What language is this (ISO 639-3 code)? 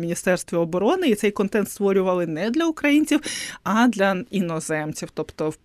ukr